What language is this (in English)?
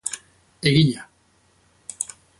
Basque